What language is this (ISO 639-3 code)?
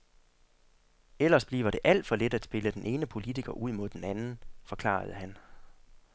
dan